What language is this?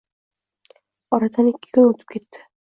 Uzbek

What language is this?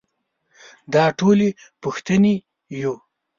Pashto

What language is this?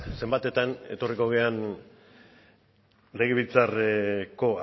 Basque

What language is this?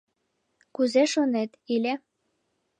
Mari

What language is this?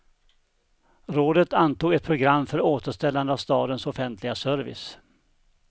Swedish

